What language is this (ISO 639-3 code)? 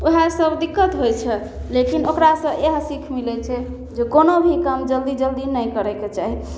mai